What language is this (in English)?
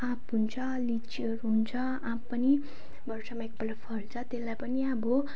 Nepali